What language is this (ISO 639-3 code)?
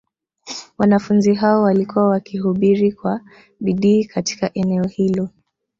swa